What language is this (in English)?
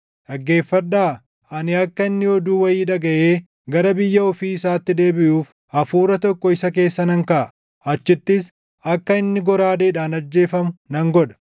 Oromo